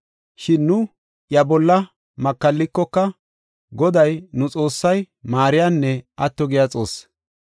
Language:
Gofa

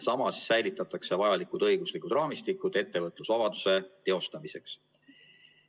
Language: Estonian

